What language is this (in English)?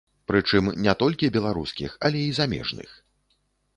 Belarusian